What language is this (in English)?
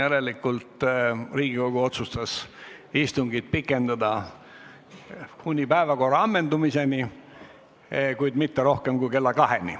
Estonian